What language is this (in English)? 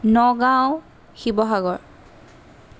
Assamese